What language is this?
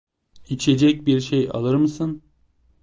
Turkish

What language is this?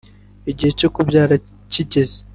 Kinyarwanda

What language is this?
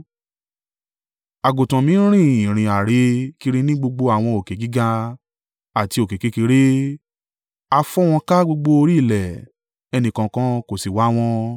Yoruba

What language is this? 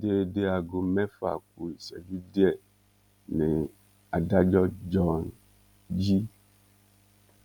Yoruba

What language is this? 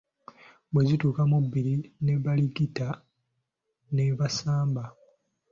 Ganda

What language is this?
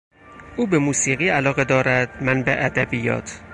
Persian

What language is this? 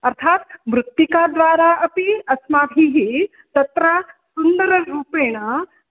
Sanskrit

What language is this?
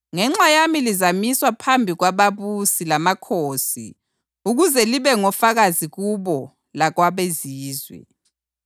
North Ndebele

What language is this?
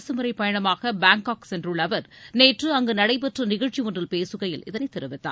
Tamil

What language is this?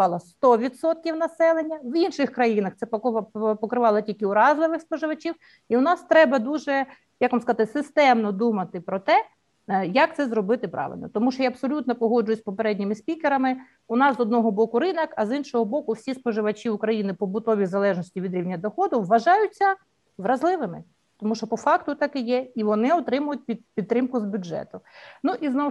Ukrainian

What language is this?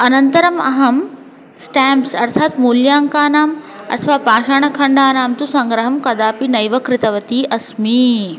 Sanskrit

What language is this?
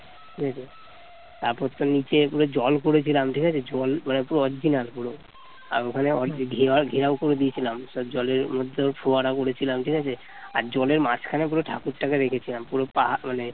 Bangla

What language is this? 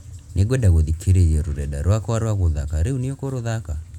Kikuyu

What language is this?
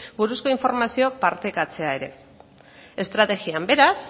Basque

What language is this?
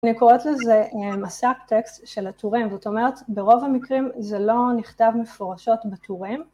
Hebrew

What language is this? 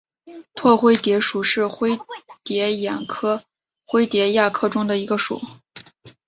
Chinese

